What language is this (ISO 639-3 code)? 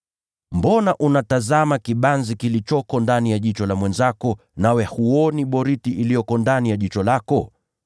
swa